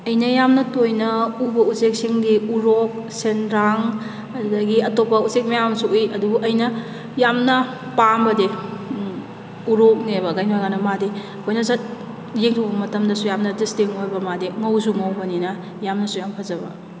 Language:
Manipuri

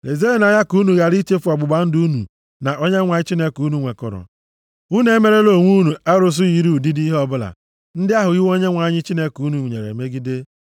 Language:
Igbo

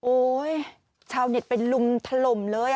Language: Thai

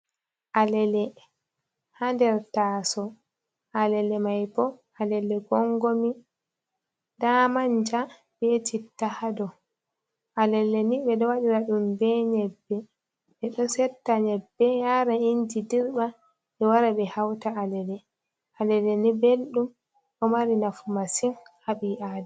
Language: Fula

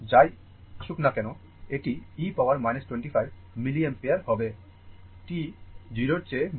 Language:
Bangla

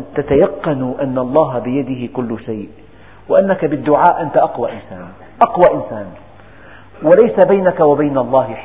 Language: Arabic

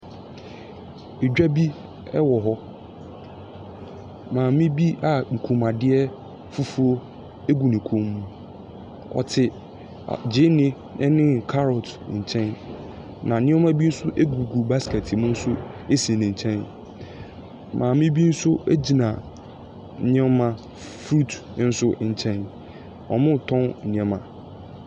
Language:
Akan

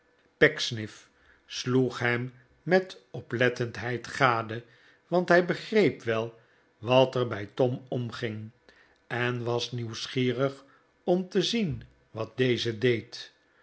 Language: Dutch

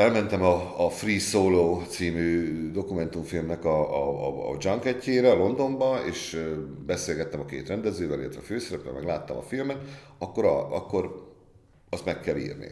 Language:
Hungarian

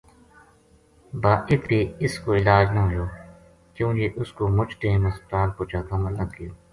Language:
Gujari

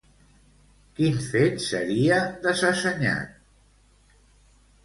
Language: Catalan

